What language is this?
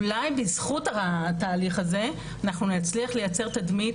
Hebrew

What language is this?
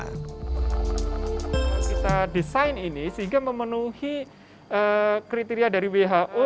Indonesian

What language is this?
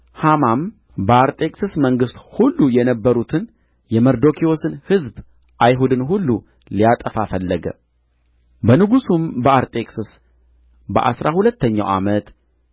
Amharic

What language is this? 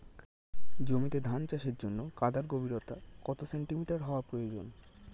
Bangla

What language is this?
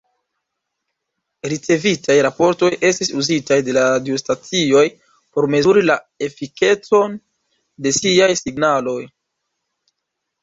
Esperanto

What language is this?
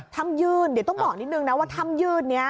Thai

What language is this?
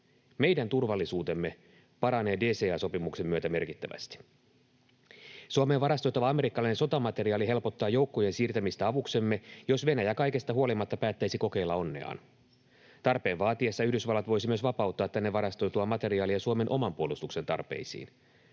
Finnish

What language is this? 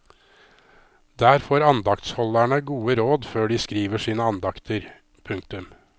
Norwegian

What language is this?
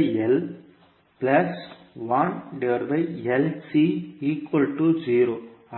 Tamil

